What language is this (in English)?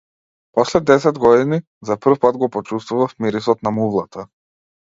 Macedonian